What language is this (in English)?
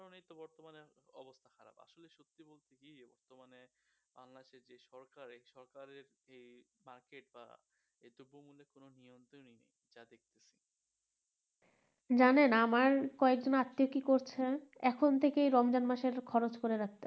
Bangla